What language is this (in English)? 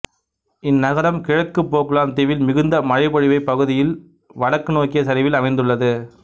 Tamil